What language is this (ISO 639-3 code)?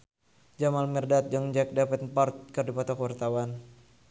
sun